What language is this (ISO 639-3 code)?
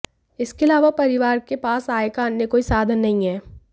hin